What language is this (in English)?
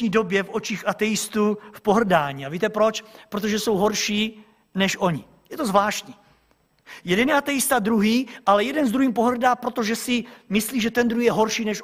Czech